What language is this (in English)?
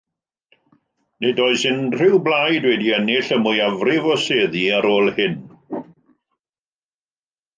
Welsh